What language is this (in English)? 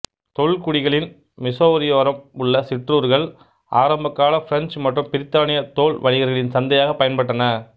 Tamil